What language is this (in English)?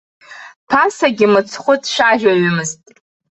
Abkhazian